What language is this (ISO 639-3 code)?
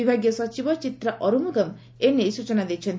ori